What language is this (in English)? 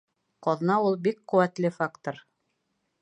Bashkir